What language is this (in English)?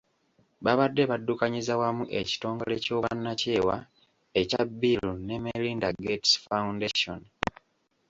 Ganda